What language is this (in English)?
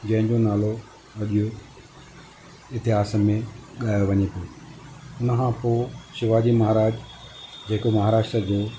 Sindhi